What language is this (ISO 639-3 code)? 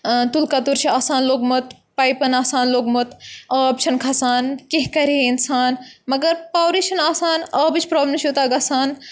kas